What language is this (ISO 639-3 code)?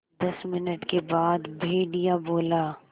hin